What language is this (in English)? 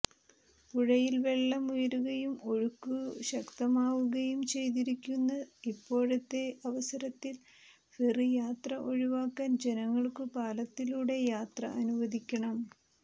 Malayalam